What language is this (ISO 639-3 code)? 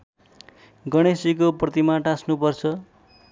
nep